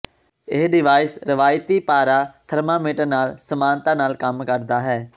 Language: Punjabi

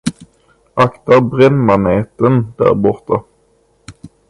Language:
Swedish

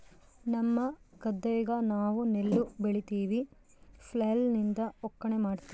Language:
Kannada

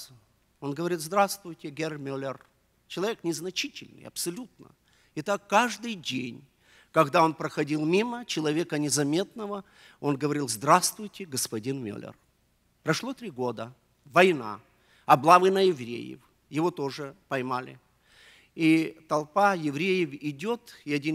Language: Russian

